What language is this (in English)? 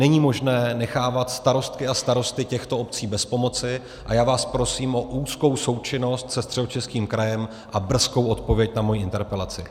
Czech